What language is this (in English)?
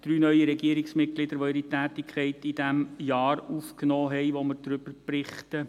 Swiss German